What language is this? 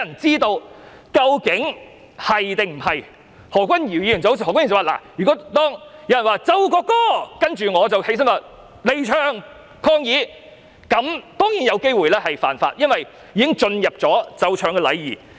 Cantonese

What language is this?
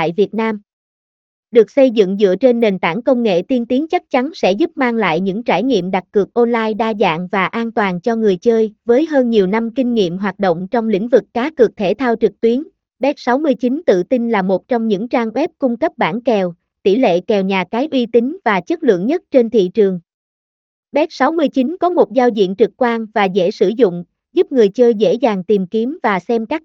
Vietnamese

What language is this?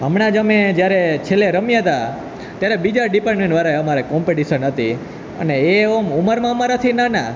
Gujarati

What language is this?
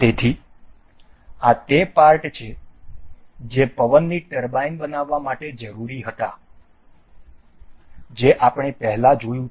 Gujarati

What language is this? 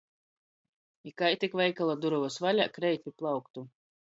Latgalian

